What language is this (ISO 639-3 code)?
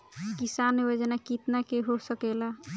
bho